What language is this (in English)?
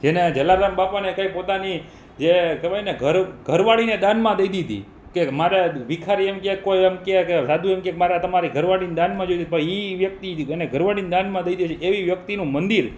Gujarati